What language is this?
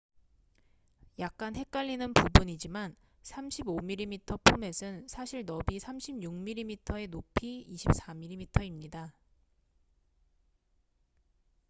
Korean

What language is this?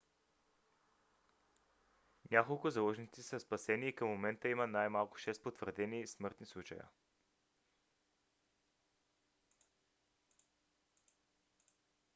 Bulgarian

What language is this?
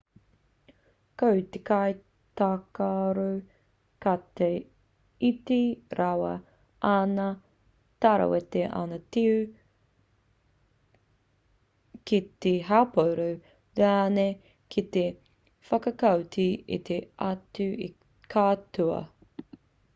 Māori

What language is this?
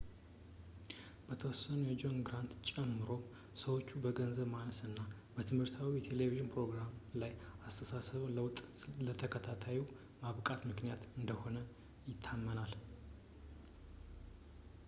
Amharic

